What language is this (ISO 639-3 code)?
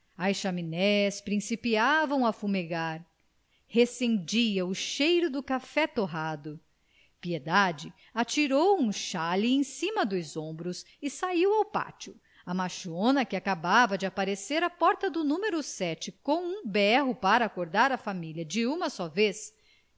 por